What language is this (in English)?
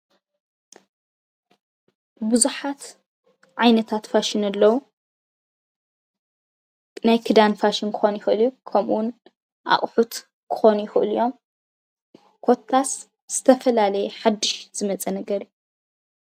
Tigrinya